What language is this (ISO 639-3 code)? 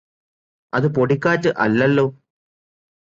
mal